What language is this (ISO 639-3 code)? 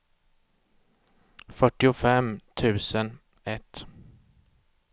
swe